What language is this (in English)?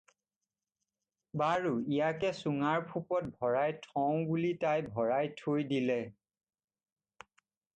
Assamese